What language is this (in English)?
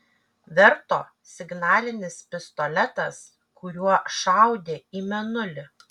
Lithuanian